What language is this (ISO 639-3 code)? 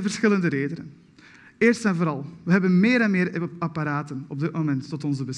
nld